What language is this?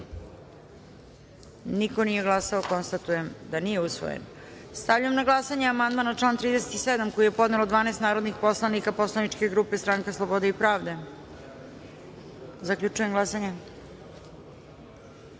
Serbian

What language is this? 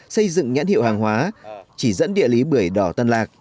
Vietnamese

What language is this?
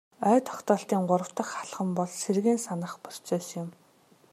Mongolian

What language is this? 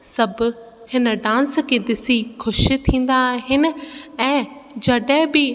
Sindhi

